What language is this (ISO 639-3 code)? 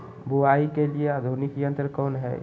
mag